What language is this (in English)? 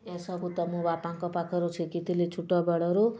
Odia